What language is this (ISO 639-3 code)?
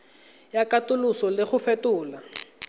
tsn